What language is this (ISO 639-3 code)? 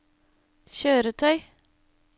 nor